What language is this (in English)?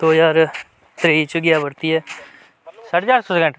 Dogri